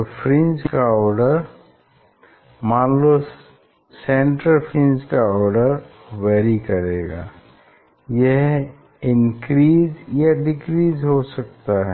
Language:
Hindi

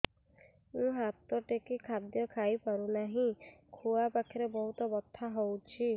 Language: Odia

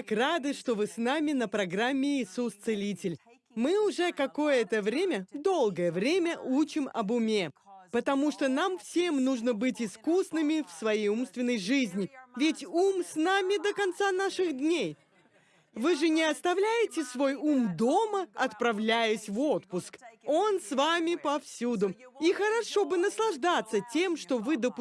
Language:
Russian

